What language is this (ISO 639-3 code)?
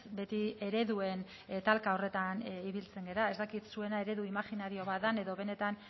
eus